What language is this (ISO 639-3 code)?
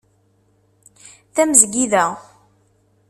kab